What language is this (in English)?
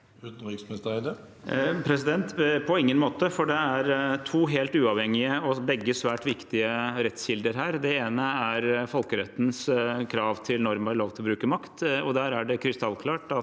Norwegian